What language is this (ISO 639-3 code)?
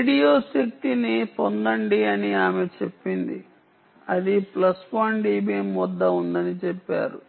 tel